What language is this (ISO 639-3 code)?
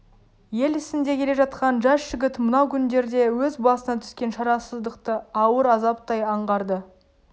kaz